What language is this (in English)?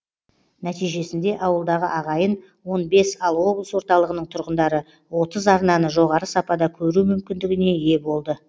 Kazakh